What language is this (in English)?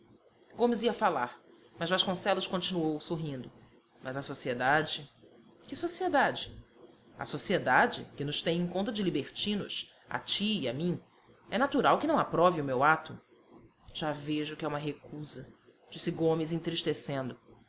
Portuguese